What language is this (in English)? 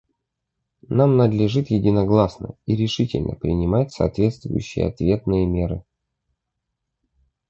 Russian